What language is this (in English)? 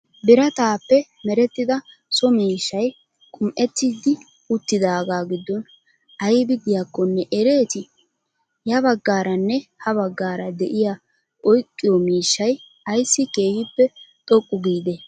Wolaytta